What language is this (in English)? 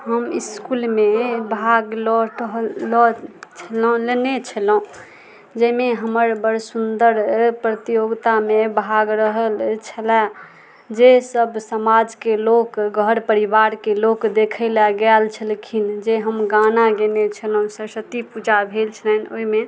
Maithili